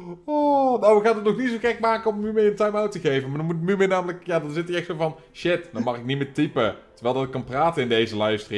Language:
Dutch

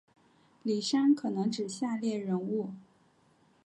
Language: Chinese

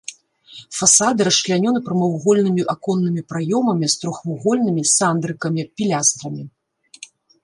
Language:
Belarusian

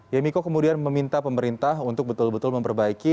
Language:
Indonesian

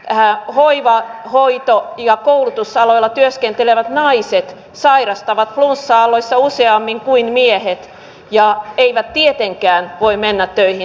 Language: Finnish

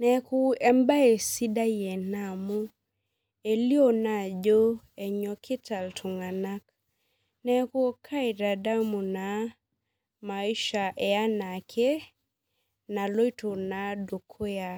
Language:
Masai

